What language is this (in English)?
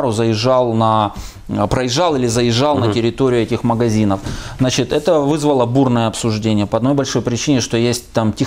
Russian